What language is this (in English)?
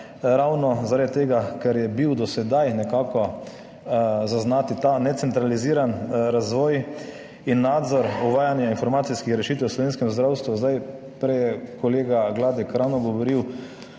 Slovenian